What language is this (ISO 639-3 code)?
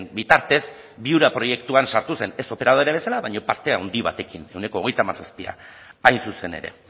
eus